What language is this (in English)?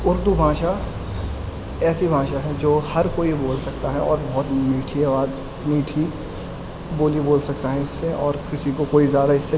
Urdu